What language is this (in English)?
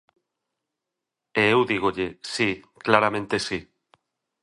Galician